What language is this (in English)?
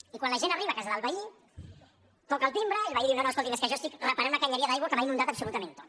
Catalan